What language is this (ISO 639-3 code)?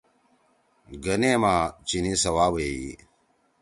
trw